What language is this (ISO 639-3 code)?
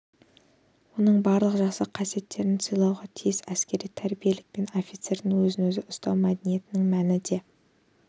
kaz